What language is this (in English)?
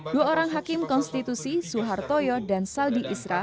Indonesian